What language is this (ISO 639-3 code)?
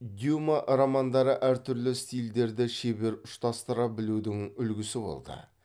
kaz